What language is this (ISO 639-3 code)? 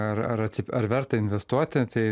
lit